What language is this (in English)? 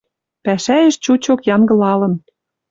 Western Mari